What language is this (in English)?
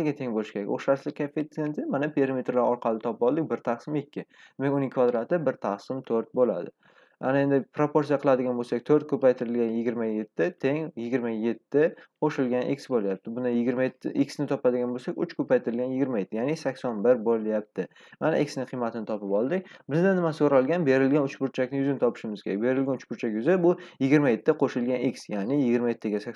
Turkish